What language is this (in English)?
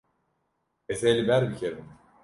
Kurdish